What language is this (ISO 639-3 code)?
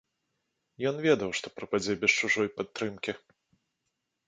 bel